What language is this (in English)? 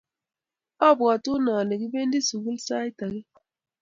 Kalenjin